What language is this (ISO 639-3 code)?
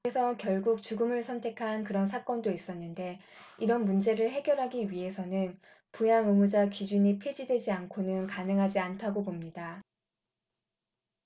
kor